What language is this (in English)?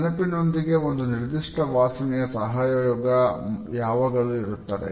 Kannada